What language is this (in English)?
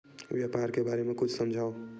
Chhattisgarhi